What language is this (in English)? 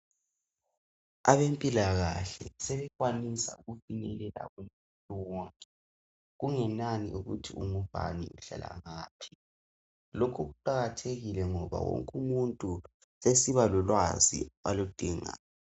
North Ndebele